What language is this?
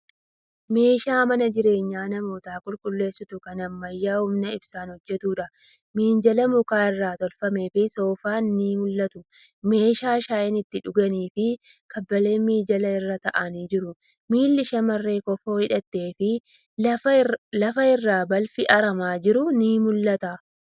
Oromo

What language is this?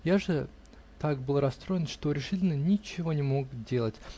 Russian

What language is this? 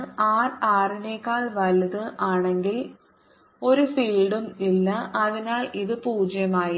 Malayalam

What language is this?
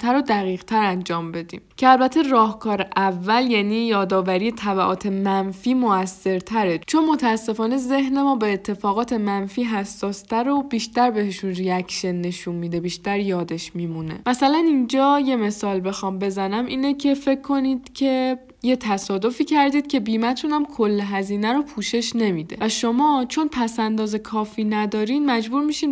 Persian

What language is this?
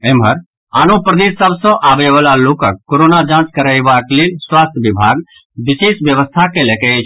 Maithili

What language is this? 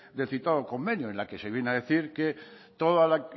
Spanish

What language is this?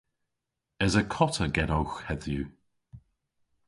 Cornish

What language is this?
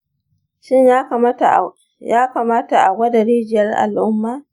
Hausa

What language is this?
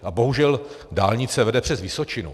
Czech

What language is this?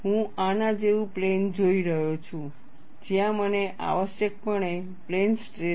Gujarati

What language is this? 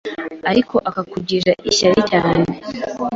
Kinyarwanda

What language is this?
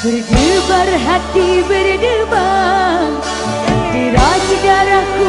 Indonesian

